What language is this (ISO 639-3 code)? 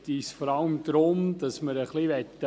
gsw